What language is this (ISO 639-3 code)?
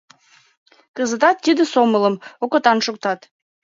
chm